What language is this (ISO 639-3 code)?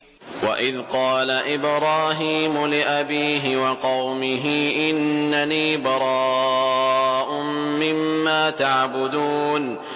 ara